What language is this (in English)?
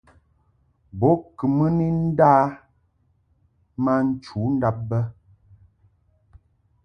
Mungaka